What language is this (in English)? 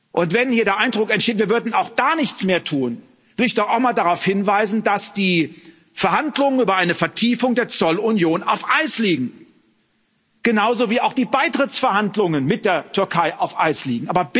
German